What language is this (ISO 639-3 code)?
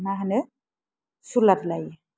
brx